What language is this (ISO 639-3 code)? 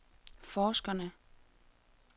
dan